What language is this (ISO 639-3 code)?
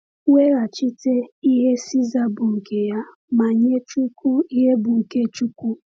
ibo